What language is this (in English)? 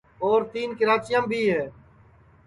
Sansi